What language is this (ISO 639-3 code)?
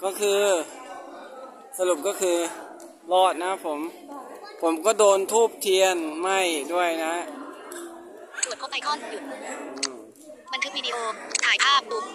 tha